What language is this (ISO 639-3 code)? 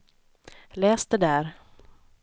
swe